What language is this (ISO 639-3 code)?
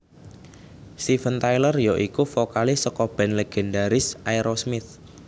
jav